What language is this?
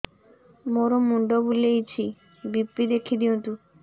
Odia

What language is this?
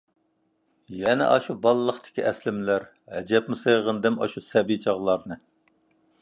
Uyghur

